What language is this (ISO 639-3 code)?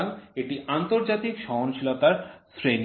ben